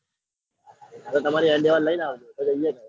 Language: Gujarati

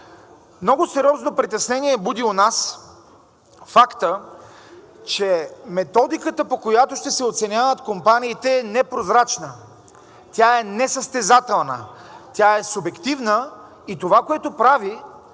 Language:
Bulgarian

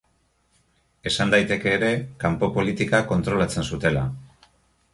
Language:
Basque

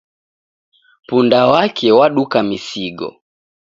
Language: Taita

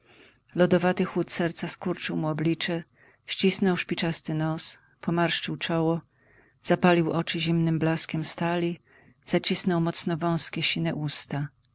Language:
Polish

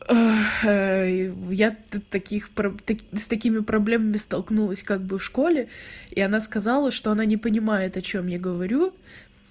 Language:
Russian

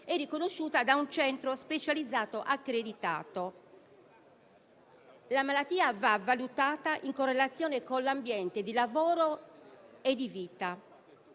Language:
Italian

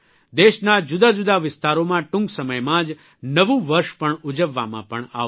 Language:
Gujarati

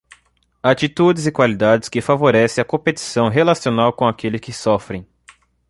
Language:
Portuguese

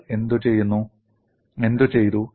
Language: Malayalam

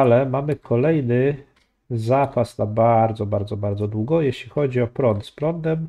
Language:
Polish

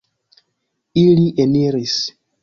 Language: Esperanto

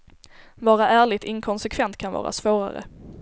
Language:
Swedish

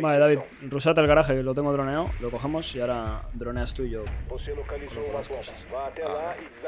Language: Spanish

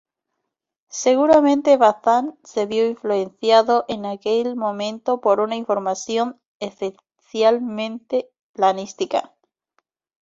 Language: Spanish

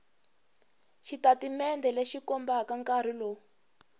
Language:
Tsonga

